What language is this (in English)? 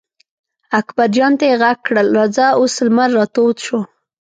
Pashto